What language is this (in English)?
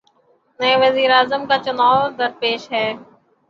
Urdu